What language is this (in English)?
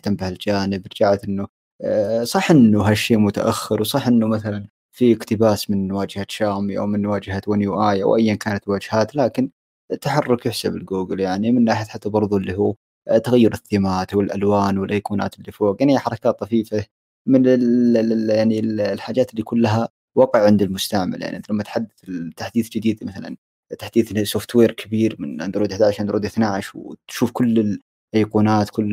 Arabic